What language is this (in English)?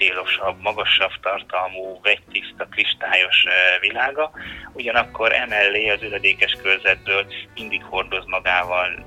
Hungarian